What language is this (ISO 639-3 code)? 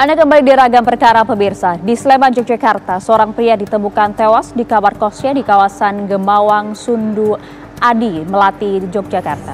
ind